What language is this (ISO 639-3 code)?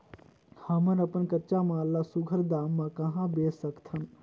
hne